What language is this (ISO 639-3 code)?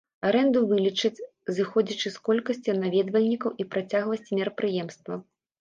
bel